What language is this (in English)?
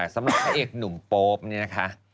Thai